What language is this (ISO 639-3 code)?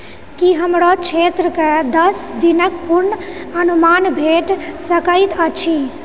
mai